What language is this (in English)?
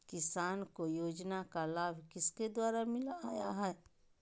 Magahi